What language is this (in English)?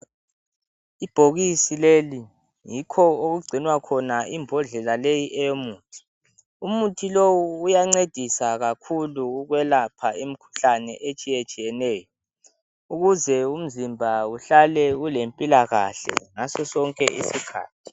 North Ndebele